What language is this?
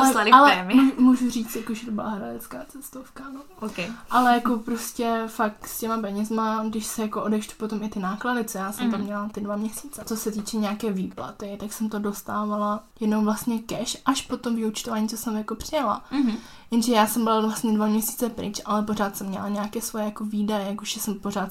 Czech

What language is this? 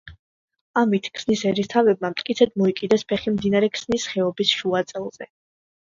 Georgian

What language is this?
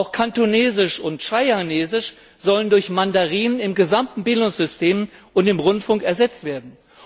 German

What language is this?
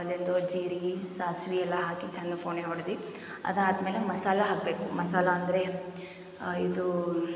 Kannada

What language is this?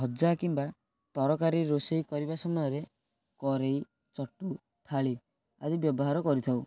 Odia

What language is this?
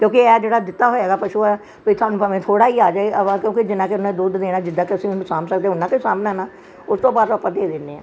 Punjabi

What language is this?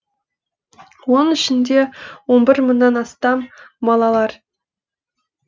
Kazakh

